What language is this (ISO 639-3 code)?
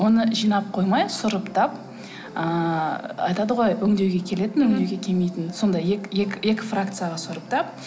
kaz